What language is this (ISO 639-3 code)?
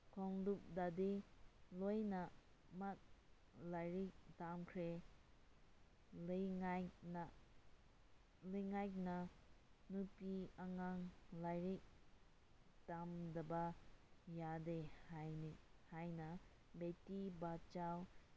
mni